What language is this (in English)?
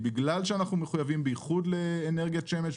Hebrew